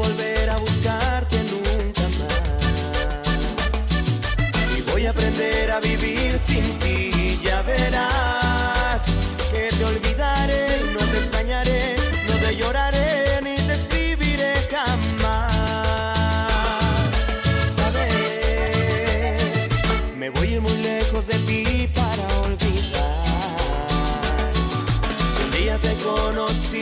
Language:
Spanish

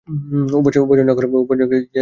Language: Bangla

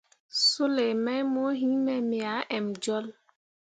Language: Mundang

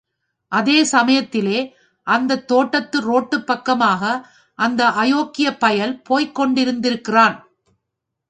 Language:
Tamil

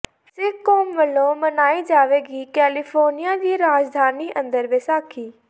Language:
Punjabi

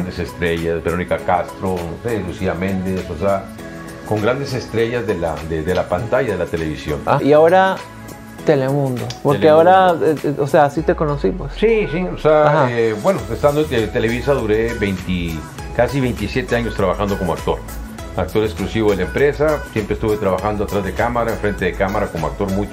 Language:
Spanish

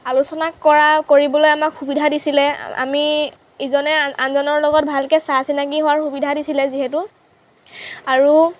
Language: Assamese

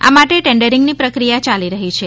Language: Gujarati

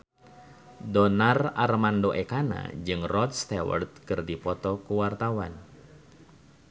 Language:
Sundanese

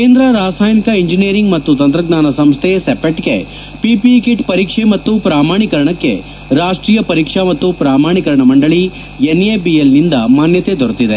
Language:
Kannada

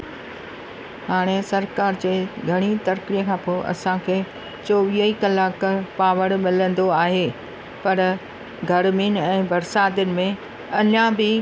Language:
Sindhi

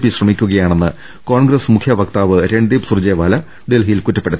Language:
Malayalam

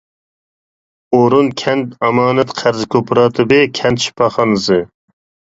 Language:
Uyghur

